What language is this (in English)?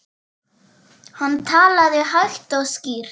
Icelandic